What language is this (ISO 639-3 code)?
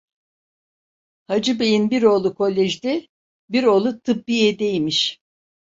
tur